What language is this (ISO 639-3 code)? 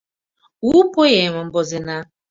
chm